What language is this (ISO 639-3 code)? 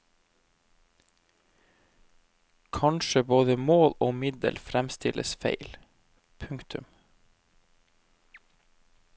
nor